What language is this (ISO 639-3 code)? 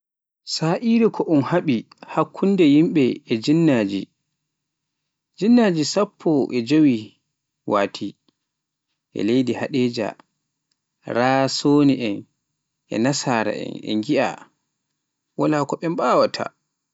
fuf